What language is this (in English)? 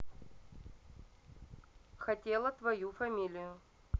Russian